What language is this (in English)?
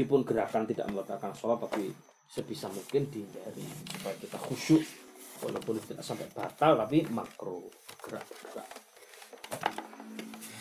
Malay